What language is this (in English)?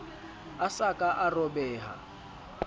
Southern Sotho